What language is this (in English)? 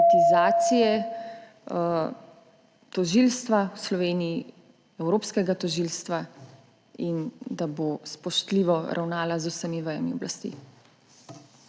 Slovenian